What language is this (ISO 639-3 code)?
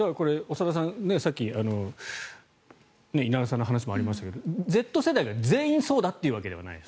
jpn